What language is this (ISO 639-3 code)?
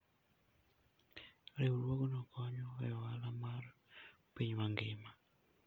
luo